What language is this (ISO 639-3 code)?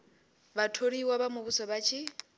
ven